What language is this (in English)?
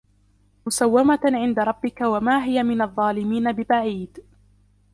Arabic